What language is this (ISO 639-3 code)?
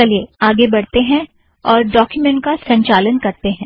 hin